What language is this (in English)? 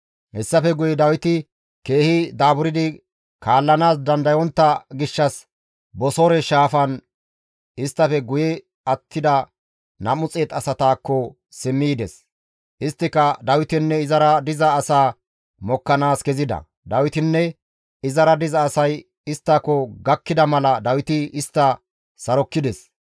Gamo